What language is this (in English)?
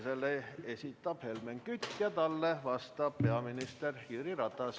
Estonian